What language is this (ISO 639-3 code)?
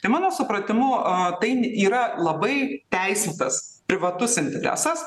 lit